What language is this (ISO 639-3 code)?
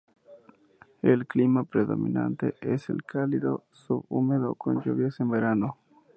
spa